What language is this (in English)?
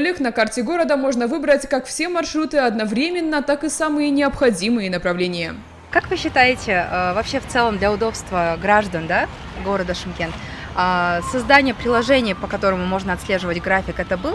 Russian